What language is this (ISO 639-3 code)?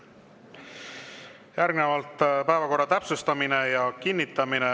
est